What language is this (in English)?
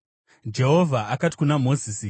Shona